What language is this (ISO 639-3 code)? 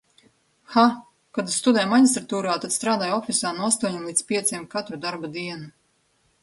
lav